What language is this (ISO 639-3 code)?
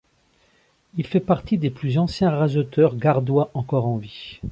fra